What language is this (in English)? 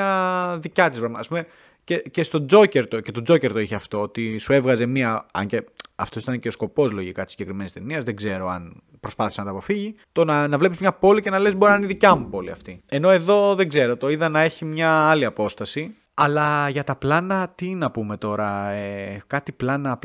Greek